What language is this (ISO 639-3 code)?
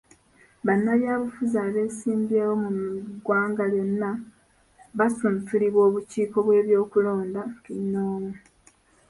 lug